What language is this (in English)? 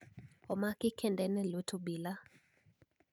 Luo (Kenya and Tanzania)